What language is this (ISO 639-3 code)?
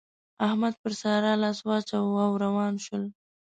pus